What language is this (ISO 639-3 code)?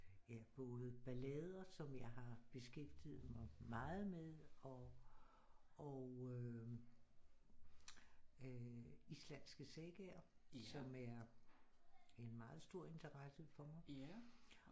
dan